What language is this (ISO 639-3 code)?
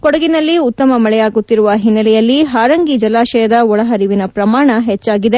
kan